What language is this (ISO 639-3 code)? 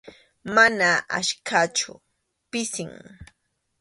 qxu